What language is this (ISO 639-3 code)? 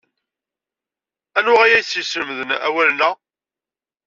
kab